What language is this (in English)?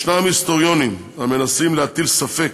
Hebrew